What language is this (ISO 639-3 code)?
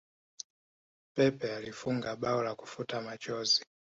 swa